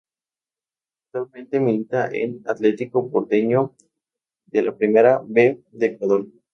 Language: Spanish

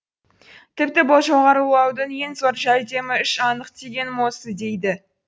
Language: Kazakh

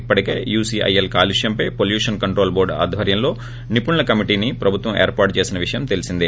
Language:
Telugu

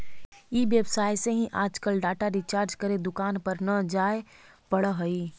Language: Magahi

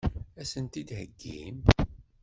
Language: Kabyle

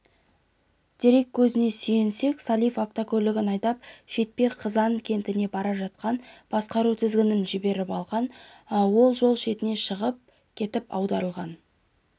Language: Kazakh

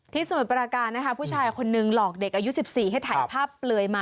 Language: Thai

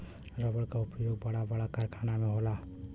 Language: Bhojpuri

